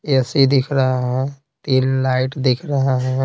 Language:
Hindi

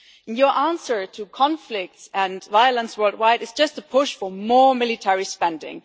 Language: English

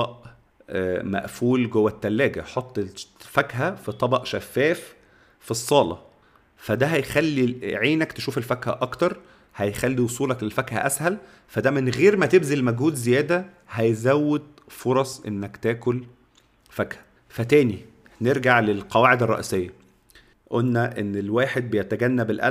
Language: Arabic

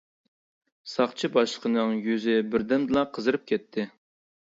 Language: Uyghur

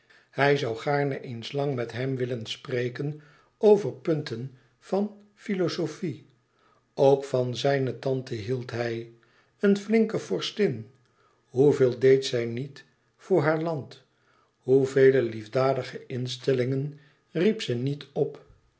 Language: Dutch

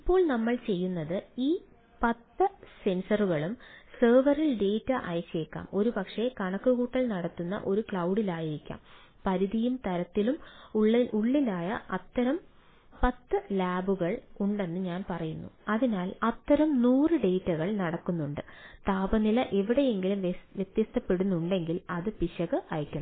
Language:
Malayalam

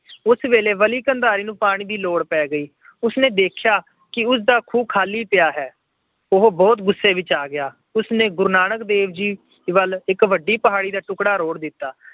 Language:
Punjabi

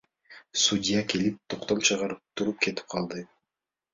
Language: Kyrgyz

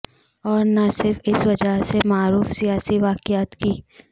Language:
Urdu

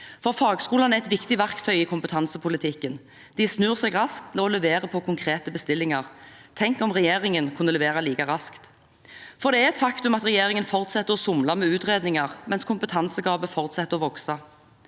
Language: Norwegian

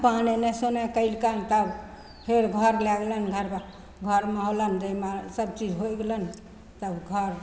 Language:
Maithili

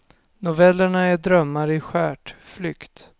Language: Swedish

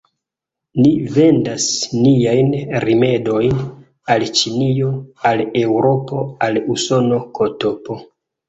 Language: Esperanto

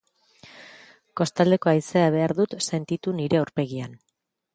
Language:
Basque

